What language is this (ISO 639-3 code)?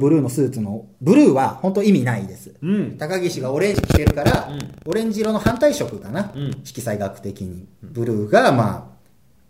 jpn